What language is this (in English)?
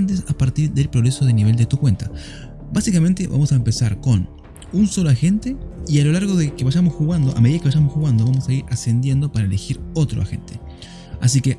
Spanish